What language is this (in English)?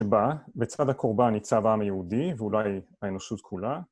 Hebrew